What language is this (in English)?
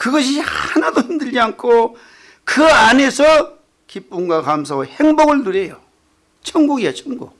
Korean